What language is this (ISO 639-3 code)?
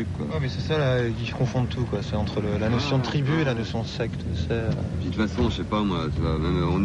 fra